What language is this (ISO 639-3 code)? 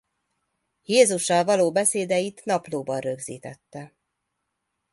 hun